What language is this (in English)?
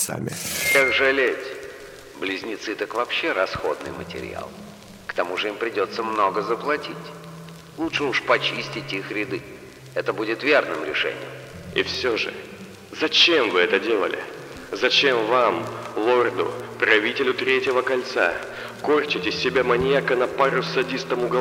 Russian